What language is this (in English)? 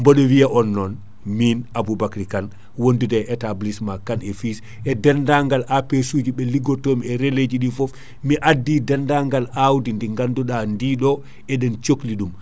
Fula